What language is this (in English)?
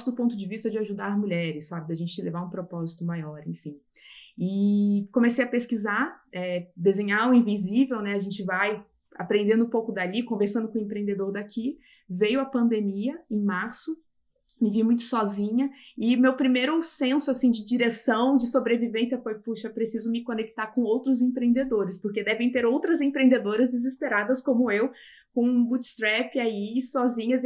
Portuguese